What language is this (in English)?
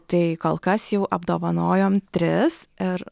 Lithuanian